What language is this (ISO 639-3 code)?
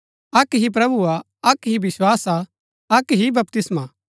gbk